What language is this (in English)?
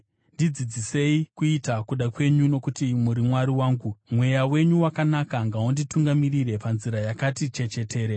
Shona